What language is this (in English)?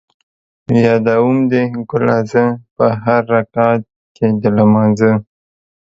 Pashto